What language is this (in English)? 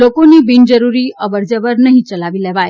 Gujarati